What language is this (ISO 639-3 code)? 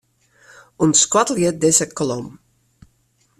fry